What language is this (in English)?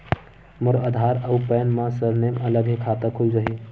Chhattisgarhi